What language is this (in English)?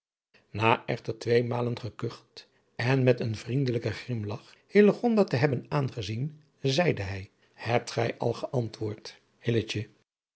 Dutch